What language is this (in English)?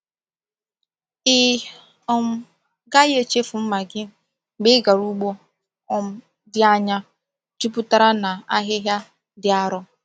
Igbo